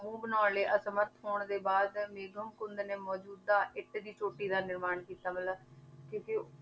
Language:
Punjabi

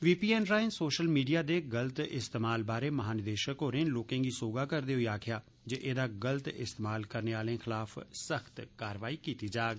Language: Dogri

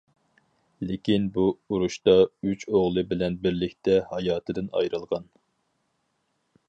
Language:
Uyghur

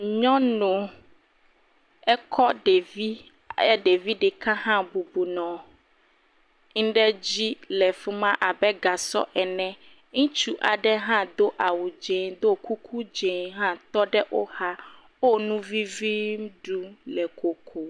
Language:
Ewe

